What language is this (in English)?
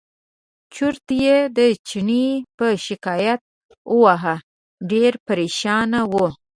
Pashto